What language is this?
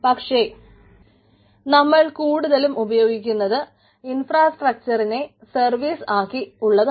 Malayalam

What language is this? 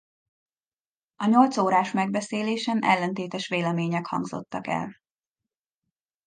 Hungarian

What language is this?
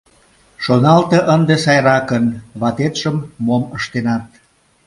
Mari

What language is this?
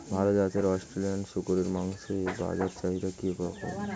Bangla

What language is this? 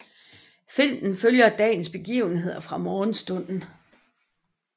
Danish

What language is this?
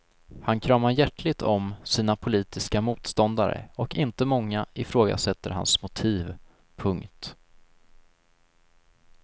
Swedish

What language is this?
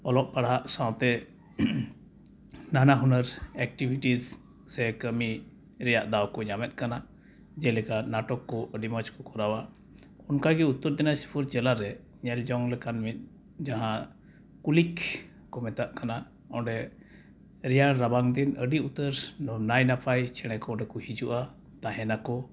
Santali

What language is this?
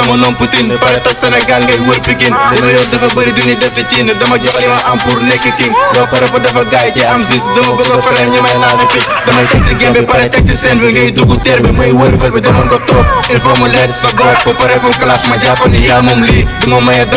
Indonesian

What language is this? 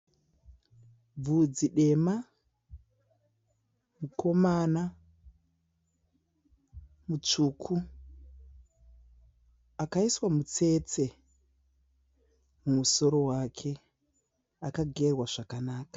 Shona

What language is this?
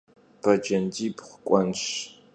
Kabardian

